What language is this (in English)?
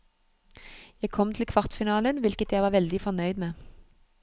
Norwegian